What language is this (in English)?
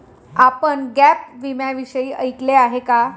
Marathi